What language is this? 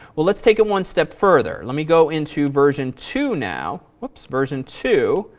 English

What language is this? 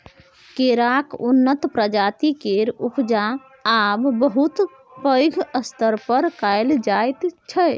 Maithili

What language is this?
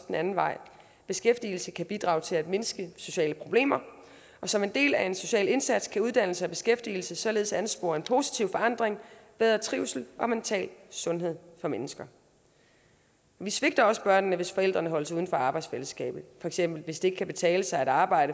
Danish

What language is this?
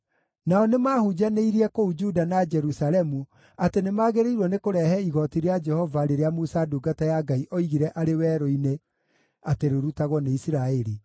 Kikuyu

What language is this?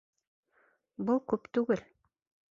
Bashkir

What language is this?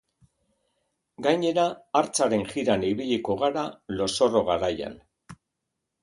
Basque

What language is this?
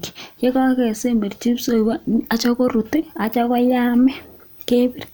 Kalenjin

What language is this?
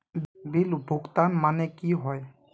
Magahi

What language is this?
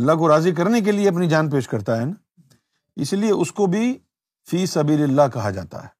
Urdu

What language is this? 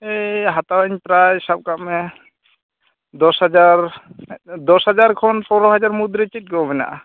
Santali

